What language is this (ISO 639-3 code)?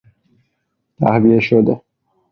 fas